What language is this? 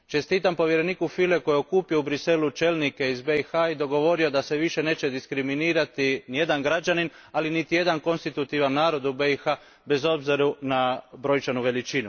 Croatian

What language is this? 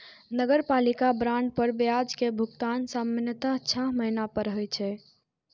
Maithili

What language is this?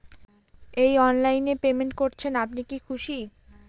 Bangla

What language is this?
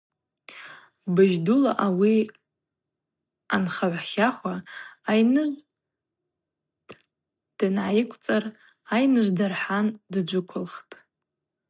Abaza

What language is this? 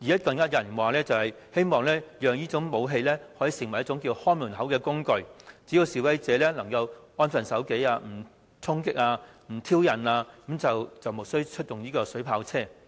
Cantonese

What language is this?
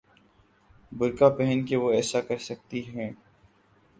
Urdu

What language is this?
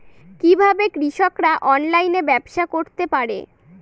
Bangla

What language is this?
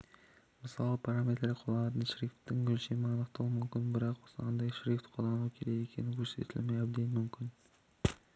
Kazakh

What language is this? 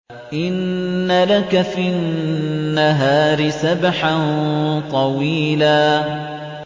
Arabic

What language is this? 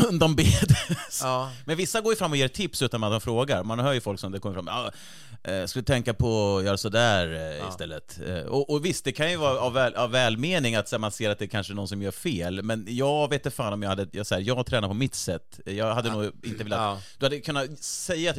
Swedish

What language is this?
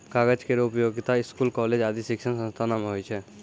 Maithili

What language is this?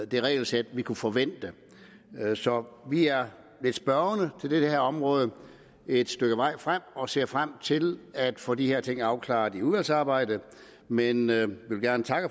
Danish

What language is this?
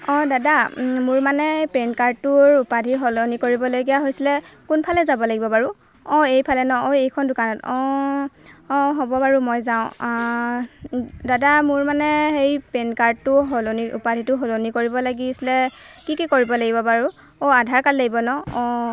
Assamese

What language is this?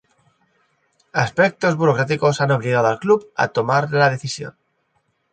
Spanish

